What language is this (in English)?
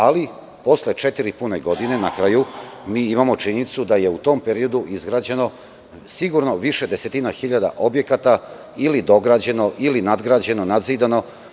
Serbian